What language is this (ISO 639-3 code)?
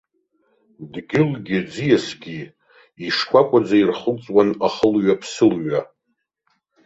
abk